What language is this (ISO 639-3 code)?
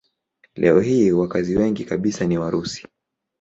swa